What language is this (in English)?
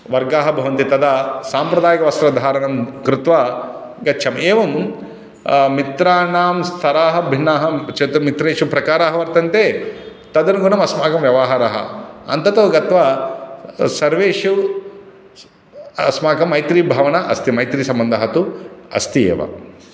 Sanskrit